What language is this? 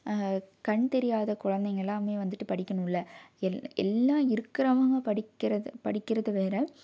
Tamil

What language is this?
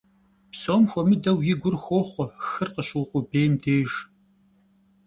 Kabardian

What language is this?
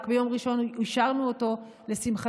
Hebrew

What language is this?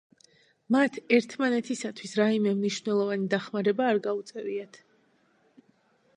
Georgian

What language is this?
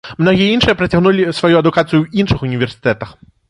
Belarusian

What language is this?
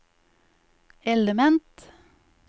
Norwegian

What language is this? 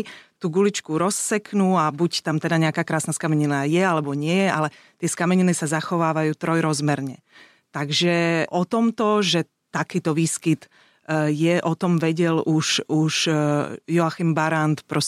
Slovak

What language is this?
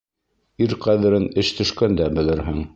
Bashkir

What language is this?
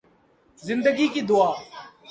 Urdu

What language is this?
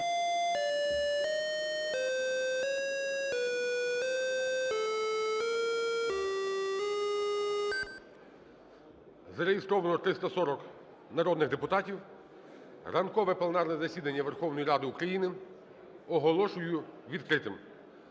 Ukrainian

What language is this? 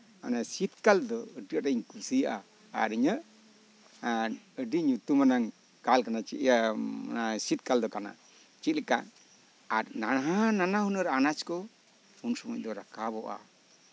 Santali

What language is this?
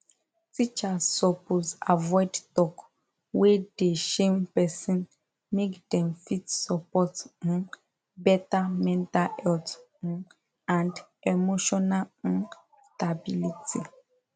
Nigerian Pidgin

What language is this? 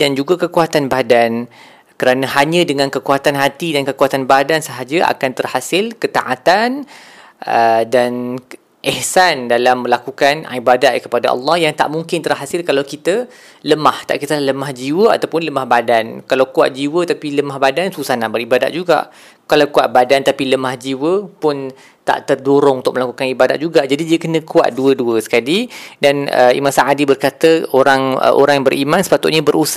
Malay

